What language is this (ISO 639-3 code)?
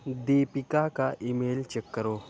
urd